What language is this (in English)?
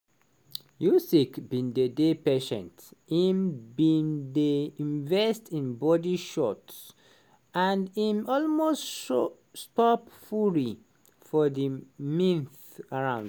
Nigerian Pidgin